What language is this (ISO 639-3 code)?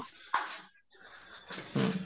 ori